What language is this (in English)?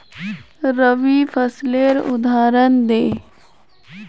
Magahi